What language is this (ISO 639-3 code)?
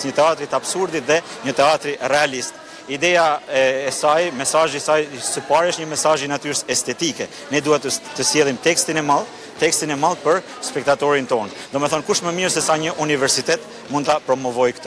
ron